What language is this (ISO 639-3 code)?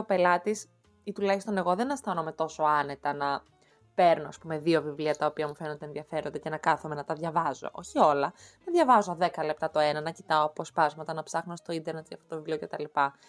ell